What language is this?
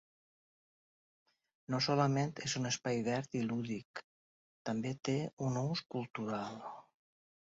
Catalan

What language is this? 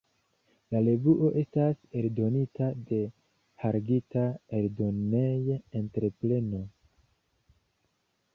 Esperanto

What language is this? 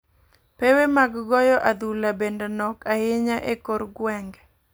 Luo (Kenya and Tanzania)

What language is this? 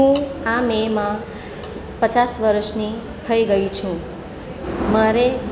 Gujarati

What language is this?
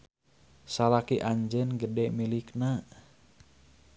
Sundanese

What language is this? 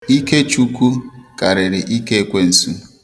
Igbo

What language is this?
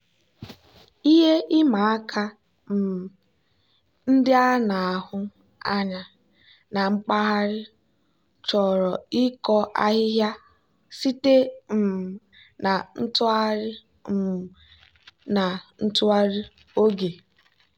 Igbo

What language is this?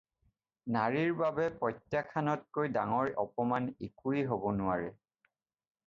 Assamese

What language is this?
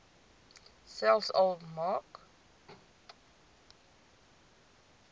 Afrikaans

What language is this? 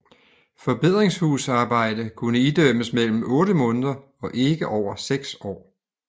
Danish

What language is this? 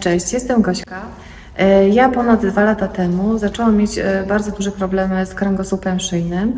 Polish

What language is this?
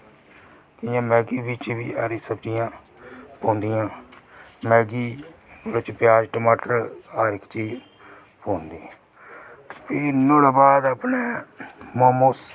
Dogri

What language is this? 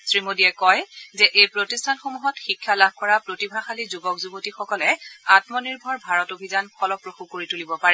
Assamese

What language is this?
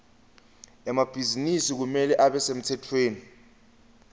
Swati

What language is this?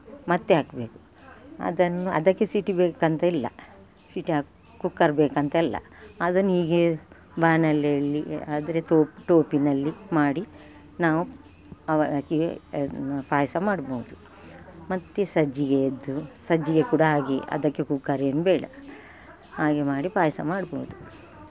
Kannada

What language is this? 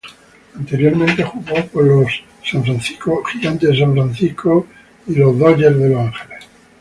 Spanish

